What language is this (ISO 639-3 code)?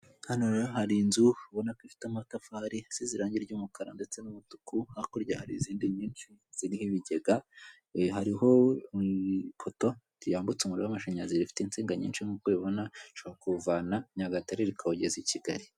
kin